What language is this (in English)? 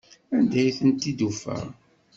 Kabyle